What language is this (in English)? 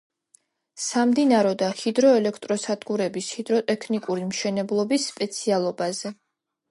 Georgian